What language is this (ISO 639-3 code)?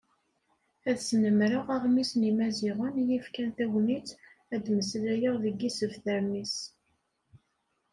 kab